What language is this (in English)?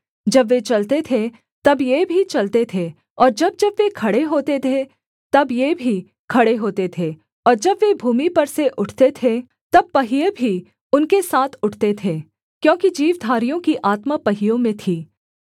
Hindi